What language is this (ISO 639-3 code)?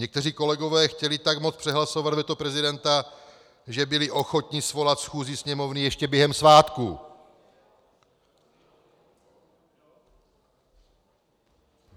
ces